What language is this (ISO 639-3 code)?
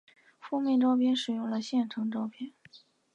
zho